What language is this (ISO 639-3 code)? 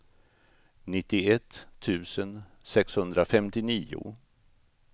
swe